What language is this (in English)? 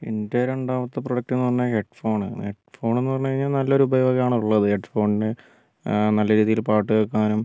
Malayalam